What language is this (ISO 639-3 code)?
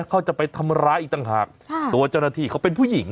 tha